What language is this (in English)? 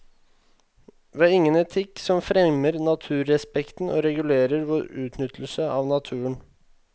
Norwegian